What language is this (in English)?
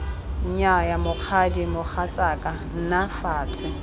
Tswana